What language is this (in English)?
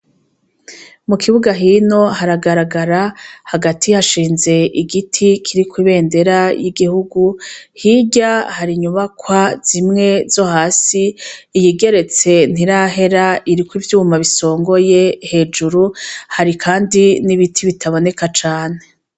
Rundi